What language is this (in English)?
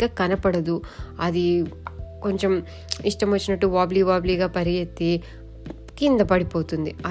Telugu